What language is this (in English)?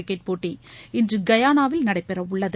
Tamil